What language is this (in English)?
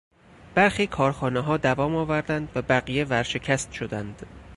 Persian